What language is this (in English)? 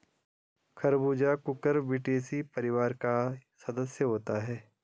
Hindi